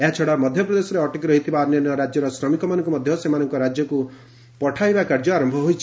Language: Odia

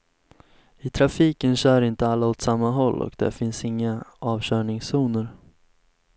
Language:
Swedish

